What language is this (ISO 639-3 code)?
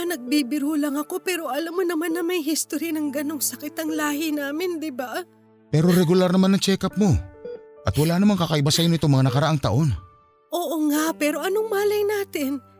fil